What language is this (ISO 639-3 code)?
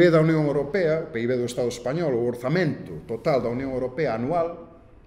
spa